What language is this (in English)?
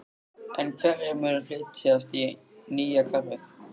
Icelandic